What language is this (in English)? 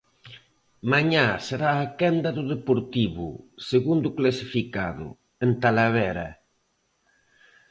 Galician